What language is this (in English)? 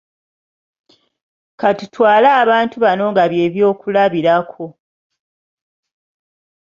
Ganda